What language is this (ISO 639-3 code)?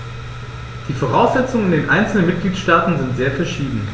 deu